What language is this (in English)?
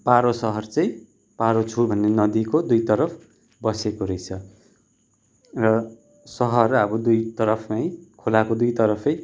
Nepali